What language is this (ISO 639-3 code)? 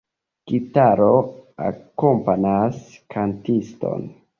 epo